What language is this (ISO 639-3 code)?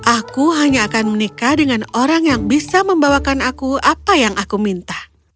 ind